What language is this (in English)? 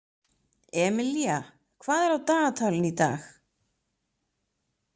Icelandic